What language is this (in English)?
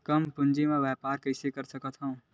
Chhattisgarhi